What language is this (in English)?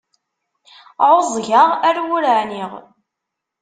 Kabyle